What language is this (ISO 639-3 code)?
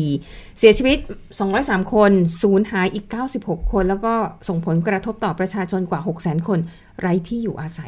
tha